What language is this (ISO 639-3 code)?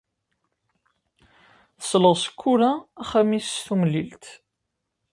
kab